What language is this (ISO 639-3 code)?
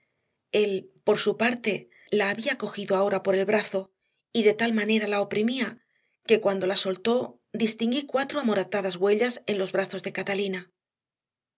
spa